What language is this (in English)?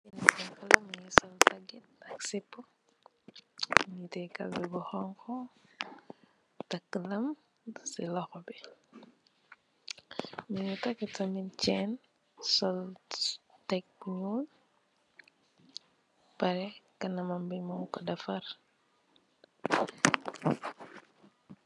Wolof